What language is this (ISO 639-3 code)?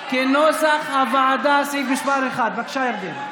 heb